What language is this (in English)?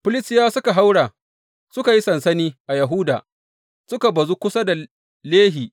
Hausa